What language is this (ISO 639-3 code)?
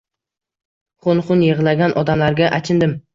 uzb